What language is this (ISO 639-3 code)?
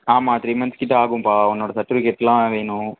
tam